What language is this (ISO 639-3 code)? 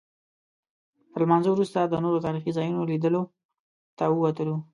pus